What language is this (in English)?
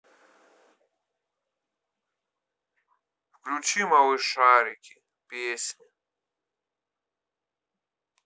Russian